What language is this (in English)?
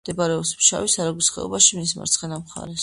Georgian